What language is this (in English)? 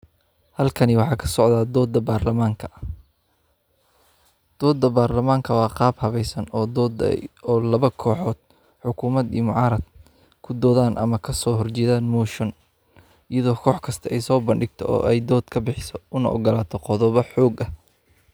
Somali